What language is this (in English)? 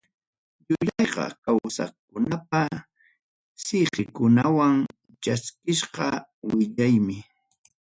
Ayacucho Quechua